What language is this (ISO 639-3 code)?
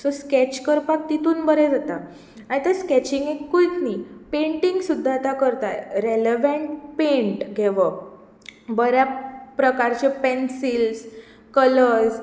kok